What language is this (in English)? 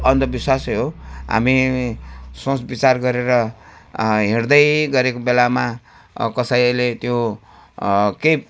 Nepali